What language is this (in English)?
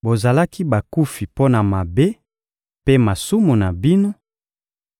Lingala